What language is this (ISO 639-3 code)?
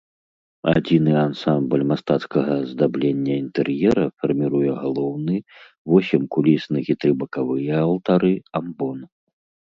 bel